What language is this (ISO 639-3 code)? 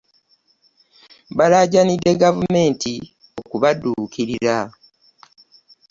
lug